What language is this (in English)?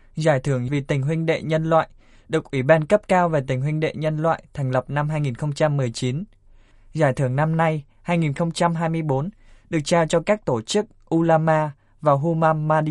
Vietnamese